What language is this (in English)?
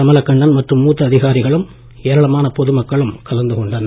Tamil